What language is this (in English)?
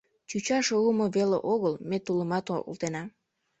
Mari